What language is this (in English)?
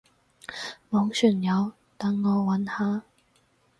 Cantonese